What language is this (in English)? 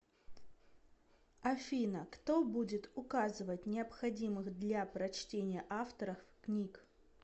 Russian